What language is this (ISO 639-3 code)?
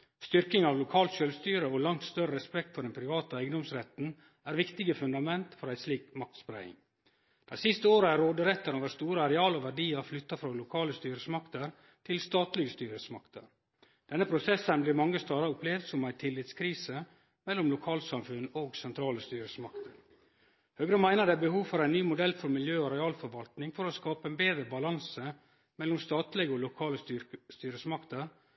nno